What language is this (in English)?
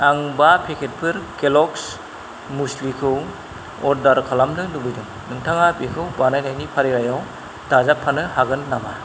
Bodo